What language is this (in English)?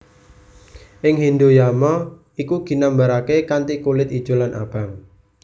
Javanese